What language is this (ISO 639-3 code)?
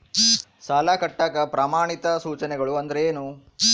kan